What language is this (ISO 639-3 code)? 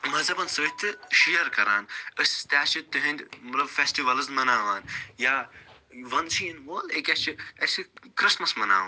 kas